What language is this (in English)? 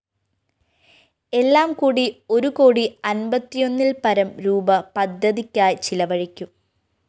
Malayalam